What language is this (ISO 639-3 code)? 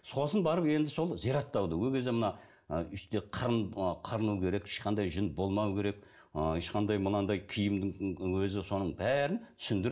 kaz